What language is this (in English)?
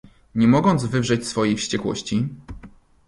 Polish